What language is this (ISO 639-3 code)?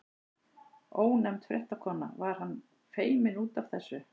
isl